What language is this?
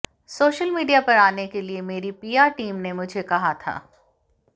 Hindi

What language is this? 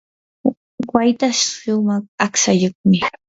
Yanahuanca Pasco Quechua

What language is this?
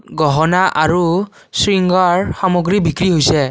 Assamese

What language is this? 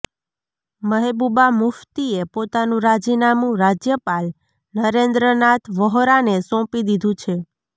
Gujarati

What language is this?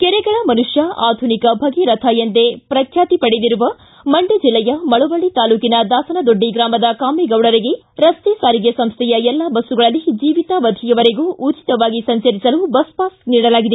Kannada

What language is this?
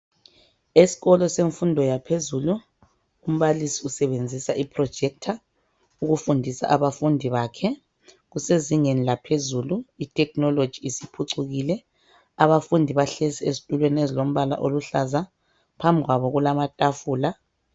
North Ndebele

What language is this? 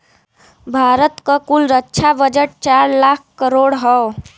Bhojpuri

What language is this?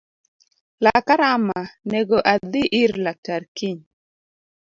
Luo (Kenya and Tanzania)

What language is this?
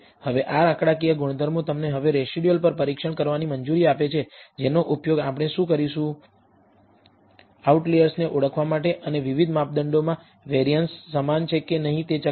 Gujarati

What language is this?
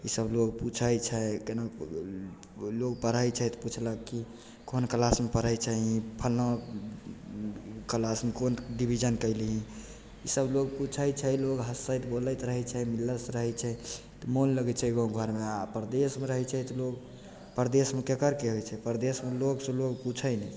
Maithili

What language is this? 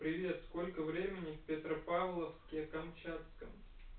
Russian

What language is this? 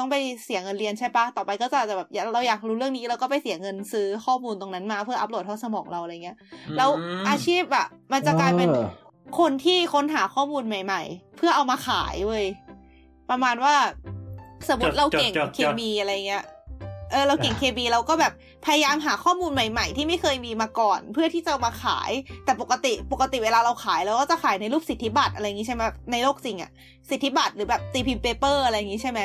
Thai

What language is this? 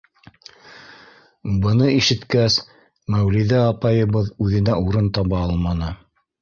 Bashkir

